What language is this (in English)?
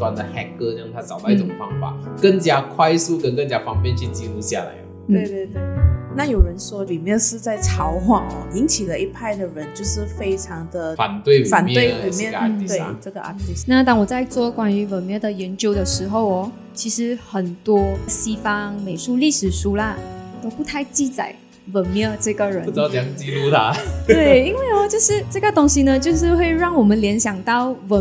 Chinese